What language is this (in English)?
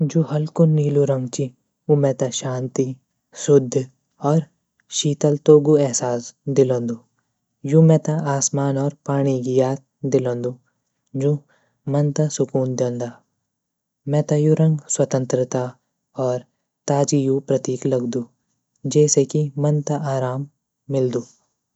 Garhwali